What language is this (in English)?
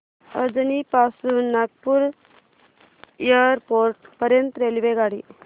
Marathi